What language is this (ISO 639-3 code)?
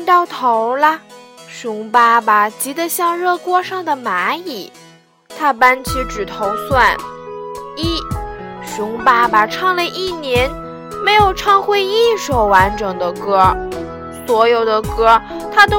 zho